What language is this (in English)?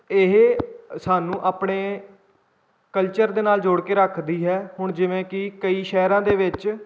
Punjabi